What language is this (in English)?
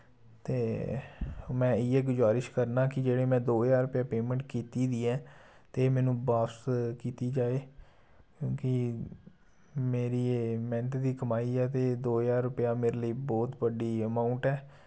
Dogri